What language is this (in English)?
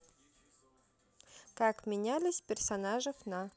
Russian